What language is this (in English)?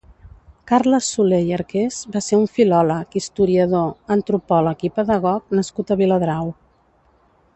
Catalan